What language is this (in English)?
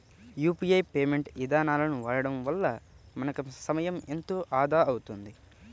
Telugu